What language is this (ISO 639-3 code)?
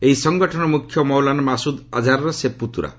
ori